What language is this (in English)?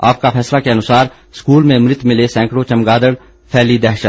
Hindi